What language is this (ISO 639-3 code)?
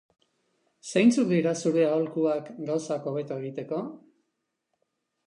eus